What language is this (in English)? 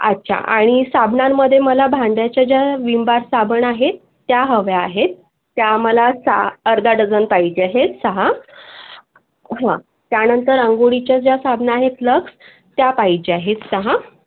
Marathi